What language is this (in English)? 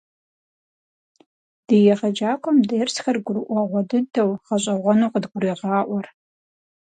Kabardian